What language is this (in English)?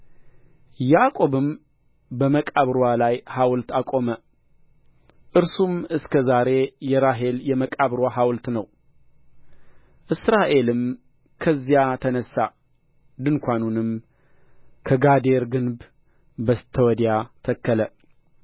Amharic